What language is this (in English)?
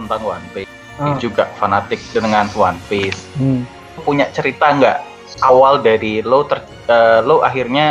Indonesian